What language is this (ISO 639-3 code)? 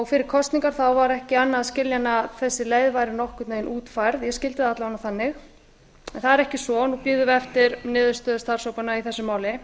isl